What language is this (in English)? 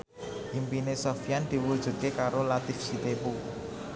Javanese